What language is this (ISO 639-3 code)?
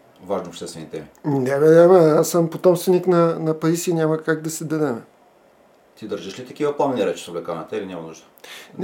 bul